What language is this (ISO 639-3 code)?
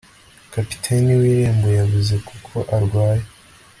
kin